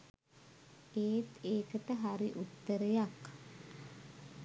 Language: Sinhala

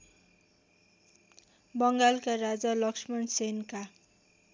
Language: Nepali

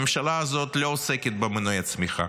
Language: Hebrew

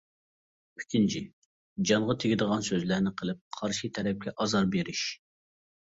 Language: Uyghur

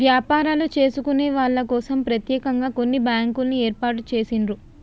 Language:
Telugu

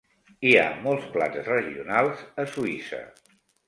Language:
Catalan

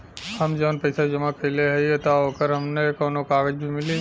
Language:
Bhojpuri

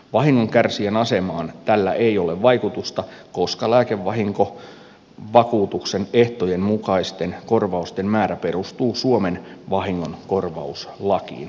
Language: Finnish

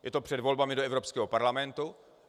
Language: Czech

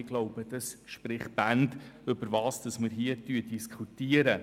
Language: Swiss German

